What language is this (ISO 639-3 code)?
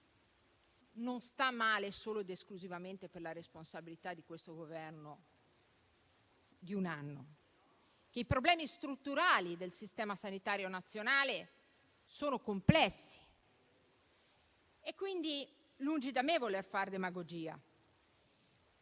ita